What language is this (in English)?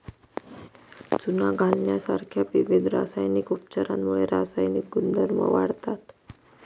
Marathi